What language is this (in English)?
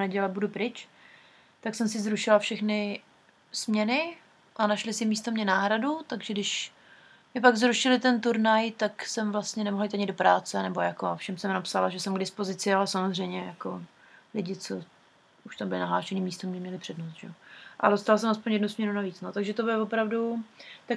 Czech